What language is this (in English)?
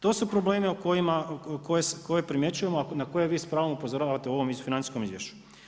Croatian